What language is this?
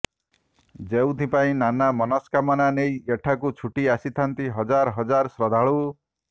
Odia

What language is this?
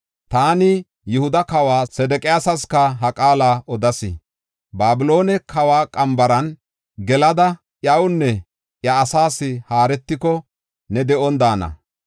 Gofa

